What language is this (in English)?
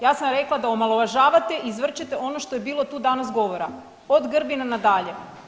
Croatian